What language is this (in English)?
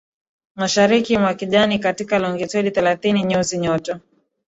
Swahili